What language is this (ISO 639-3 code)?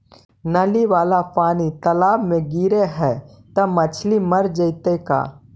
mag